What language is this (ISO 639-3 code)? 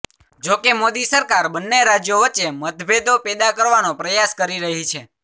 guj